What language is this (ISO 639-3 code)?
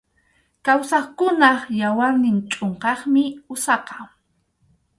qxu